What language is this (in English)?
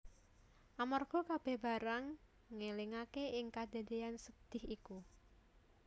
Javanese